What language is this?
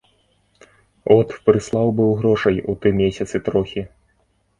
Belarusian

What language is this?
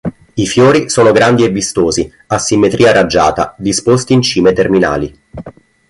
Italian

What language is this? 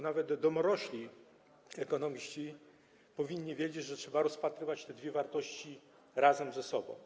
Polish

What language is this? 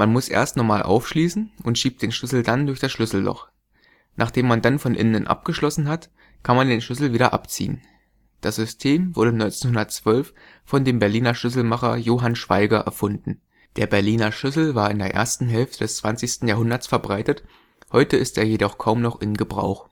German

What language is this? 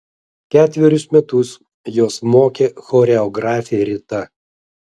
Lithuanian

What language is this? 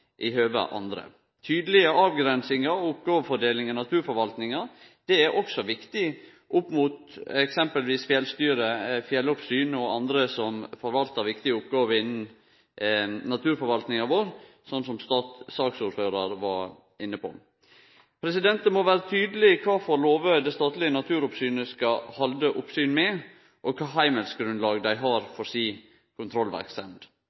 Norwegian Nynorsk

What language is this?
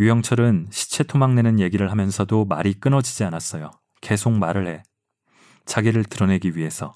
Korean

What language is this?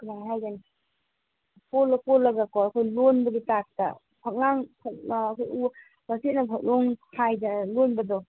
Manipuri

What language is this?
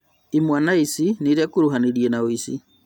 Kikuyu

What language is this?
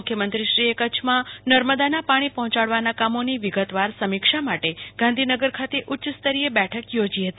Gujarati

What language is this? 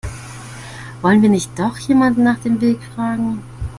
German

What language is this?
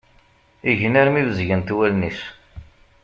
Kabyle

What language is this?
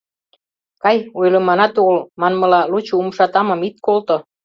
Mari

